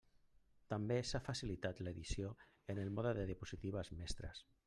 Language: Catalan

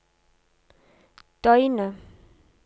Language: Norwegian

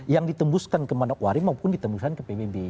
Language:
Indonesian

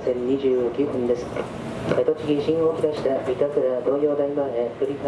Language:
Japanese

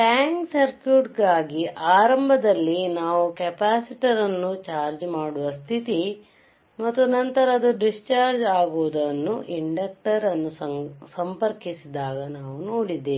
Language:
Kannada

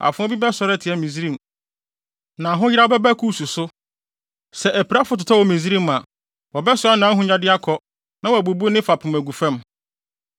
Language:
Akan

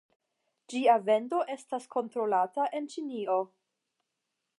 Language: Esperanto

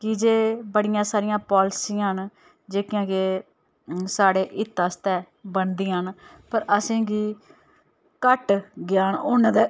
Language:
Dogri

